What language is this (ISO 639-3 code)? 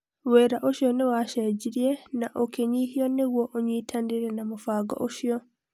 kik